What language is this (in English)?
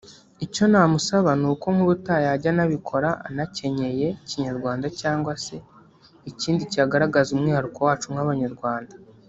Kinyarwanda